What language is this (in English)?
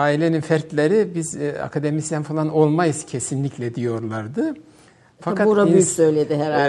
Turkish